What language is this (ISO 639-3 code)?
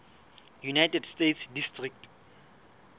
sot